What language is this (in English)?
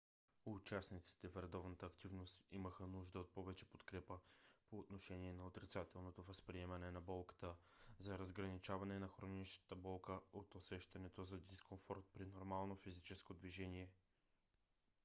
Bulgarian